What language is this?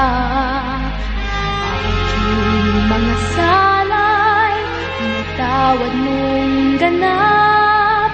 Filipino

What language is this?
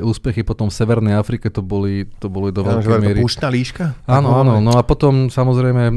Slovak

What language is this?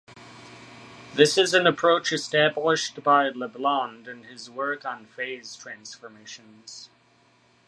English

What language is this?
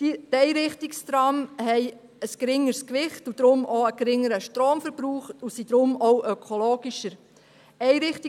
Swiss German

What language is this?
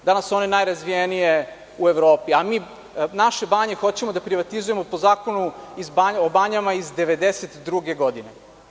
Serbian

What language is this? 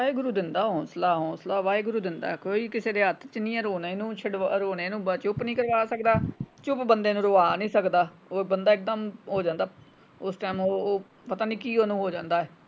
Punjabi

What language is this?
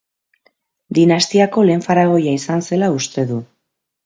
Basque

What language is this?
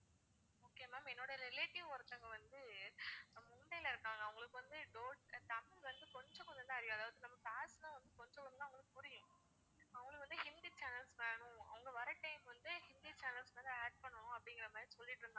Tamil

